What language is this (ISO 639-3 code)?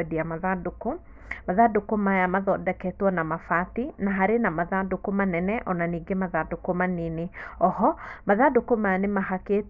kik